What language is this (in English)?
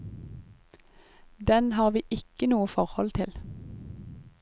Norwegian